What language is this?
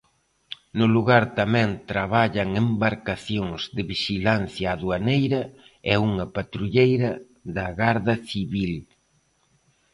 Galician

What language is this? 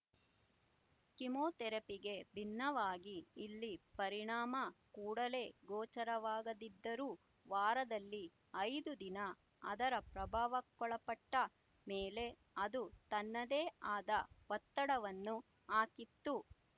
Kannada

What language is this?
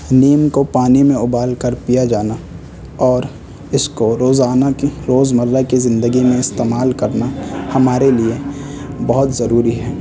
Urdu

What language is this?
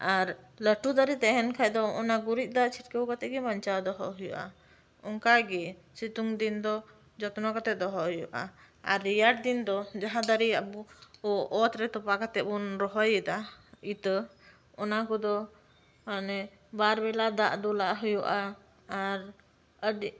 Santali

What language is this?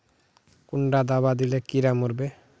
Magahi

